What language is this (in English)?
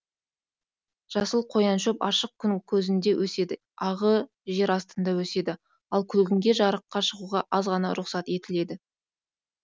Kazakh